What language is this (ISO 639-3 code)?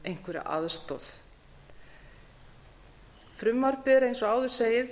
isl